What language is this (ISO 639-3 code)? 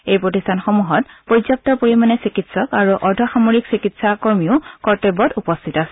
asm